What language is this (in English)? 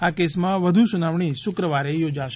Gujarati